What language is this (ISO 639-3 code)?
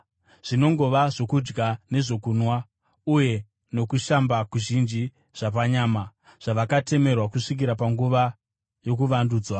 sna